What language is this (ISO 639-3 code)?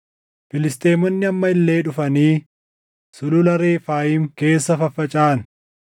orm